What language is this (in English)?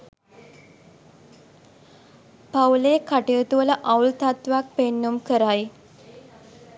Sinhala